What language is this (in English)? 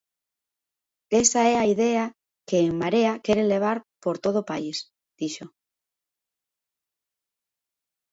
Galician